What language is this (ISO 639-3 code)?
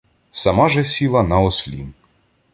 ukr